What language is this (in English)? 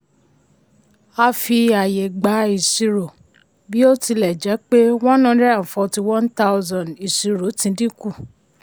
Yoruba